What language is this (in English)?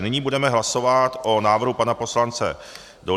Czech